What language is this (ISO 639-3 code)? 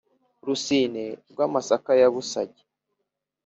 kin